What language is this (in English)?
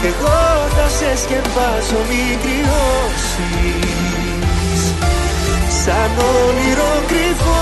Greek